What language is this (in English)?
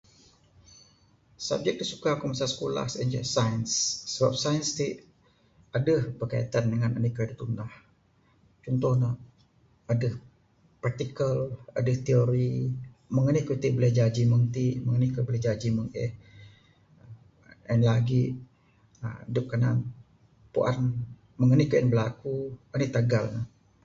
Bukar-Sadung Bidayuh